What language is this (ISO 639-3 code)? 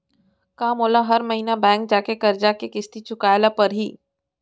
hne